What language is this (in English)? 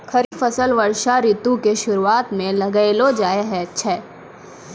Maithili